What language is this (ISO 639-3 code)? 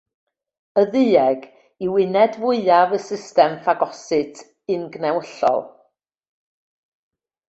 cym